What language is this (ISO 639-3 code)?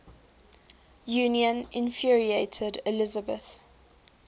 eng